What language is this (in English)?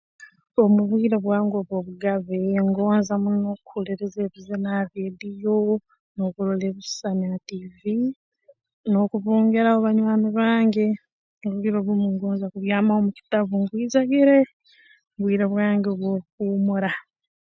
Tooro